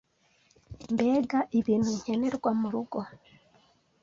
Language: Kinyarwanda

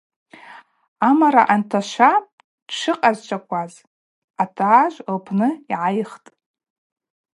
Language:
Abaza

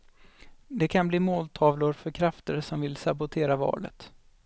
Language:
Swedish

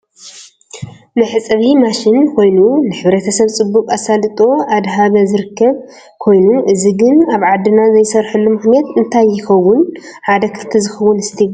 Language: Tigrinya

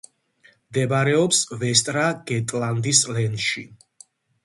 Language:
Georgian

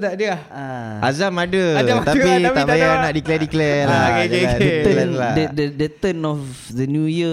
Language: Malay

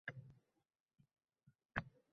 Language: Uzbek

